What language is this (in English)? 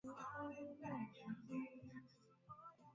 Swahili